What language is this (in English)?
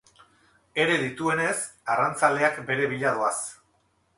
Basque